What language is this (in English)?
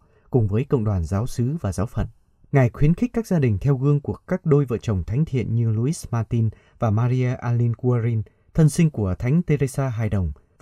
Vietnamese